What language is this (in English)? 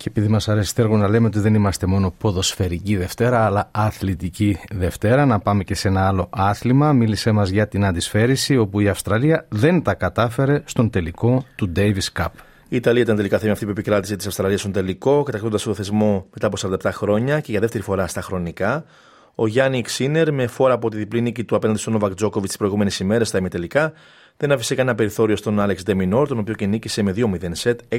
Greek